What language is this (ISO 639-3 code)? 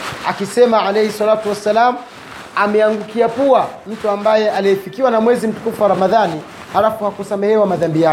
swa